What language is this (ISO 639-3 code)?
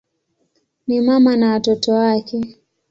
swa